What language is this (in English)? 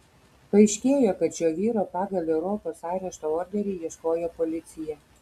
Lithuanian